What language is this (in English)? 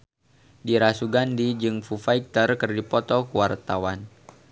Sundanese